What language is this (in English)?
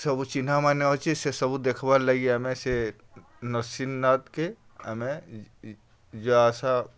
Odia